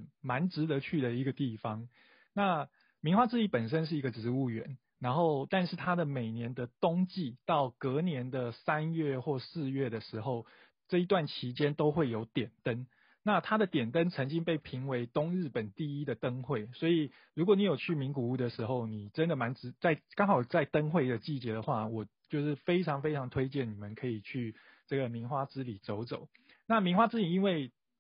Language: Chinese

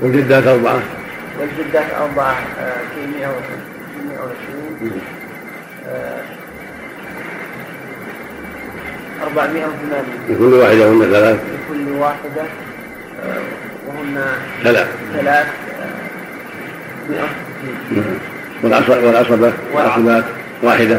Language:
Arabic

